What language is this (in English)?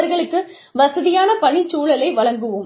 Tamil